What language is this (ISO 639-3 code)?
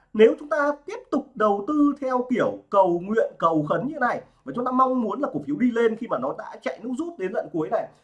vie